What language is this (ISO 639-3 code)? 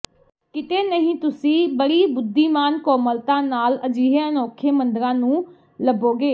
pan